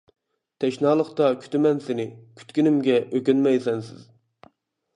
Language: Uyghur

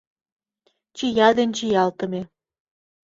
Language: Mari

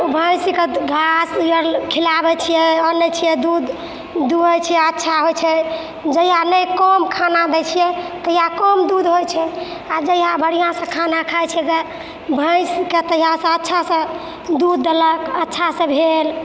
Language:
Maithili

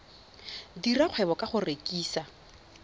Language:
Tswana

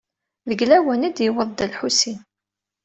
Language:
Kabyle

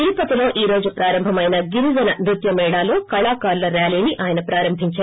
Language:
Telugu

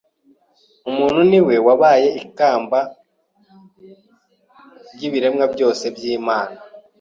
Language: Kinyarwanda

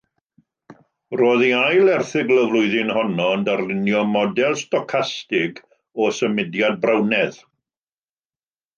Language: Welsh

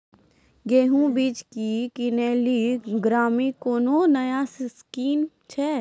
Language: Maithili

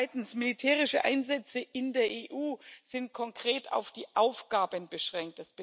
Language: German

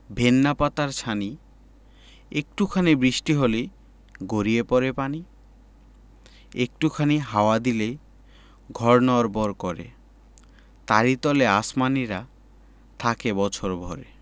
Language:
Bangla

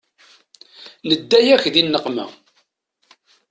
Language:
Kabyle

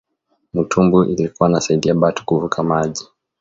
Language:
Swahili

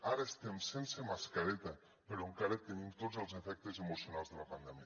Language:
Catalan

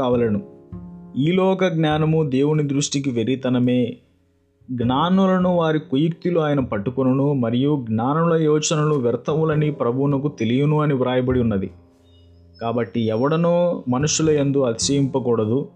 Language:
Telugu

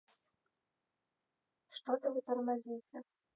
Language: Russian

